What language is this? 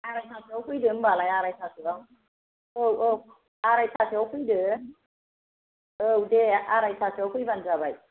Bodo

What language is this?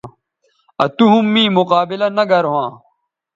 Bateri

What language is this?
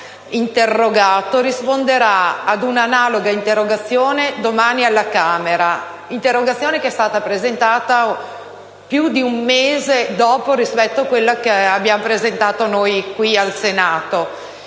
Italian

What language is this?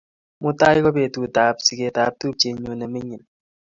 Kalenjin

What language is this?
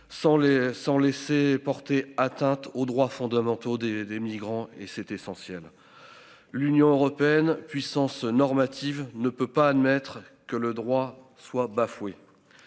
French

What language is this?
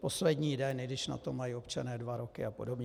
Czech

